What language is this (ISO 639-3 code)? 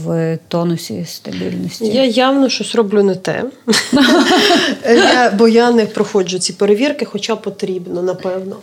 ukr